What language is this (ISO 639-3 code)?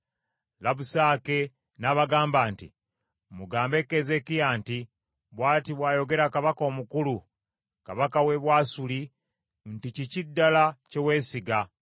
lug